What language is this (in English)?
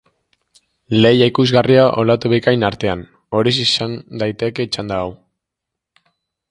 Basque